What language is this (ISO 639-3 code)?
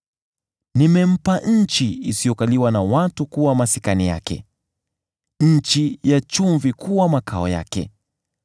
swa